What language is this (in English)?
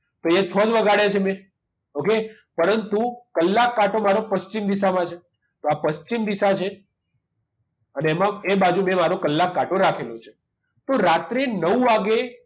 Gujarati